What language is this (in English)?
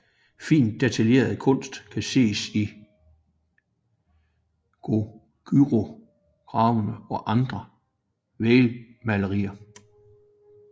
Danish